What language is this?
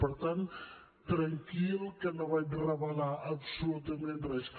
Catalan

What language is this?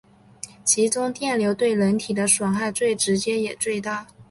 Chinese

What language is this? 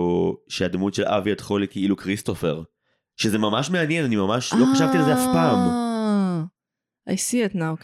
Hebrew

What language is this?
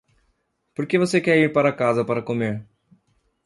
Portuguese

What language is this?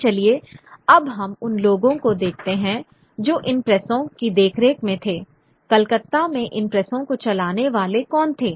Hindi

